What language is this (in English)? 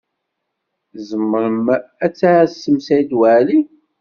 Kabyle